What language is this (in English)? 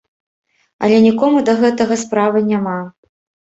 Belarusian